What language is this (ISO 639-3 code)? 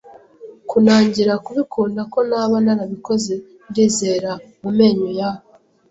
kin